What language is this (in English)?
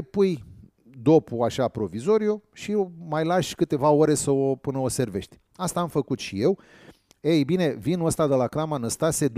Romanian